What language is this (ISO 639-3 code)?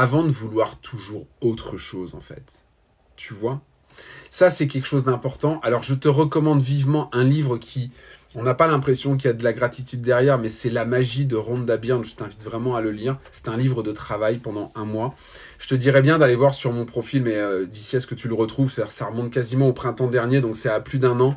fra